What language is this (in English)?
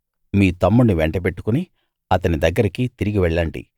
Telugu